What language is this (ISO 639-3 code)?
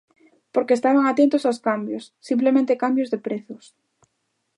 glg